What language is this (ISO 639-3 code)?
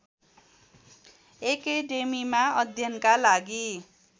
nep